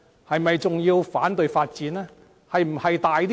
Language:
Cantonese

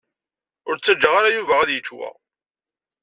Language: Kabyle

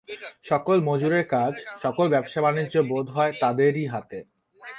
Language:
Bangla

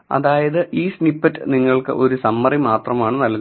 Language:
Malayalam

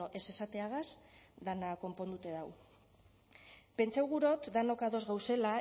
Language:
Basque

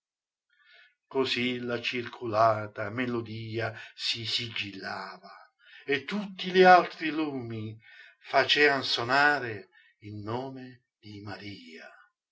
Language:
Italian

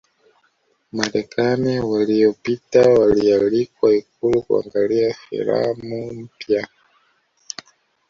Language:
Swahili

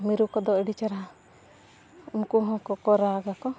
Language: Santali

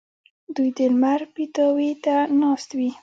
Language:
Pashto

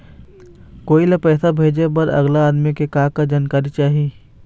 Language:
Chhattisgarhi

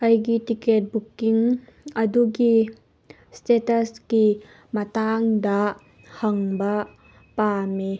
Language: Manipuri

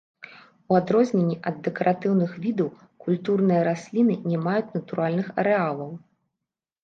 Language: Belarusian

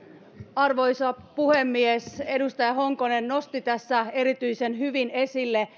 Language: Finnish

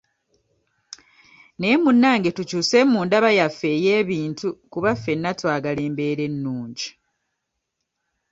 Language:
Ganda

